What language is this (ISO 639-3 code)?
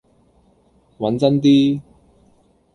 yue